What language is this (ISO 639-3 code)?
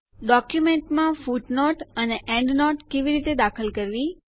guj